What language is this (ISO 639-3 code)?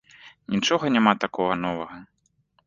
bel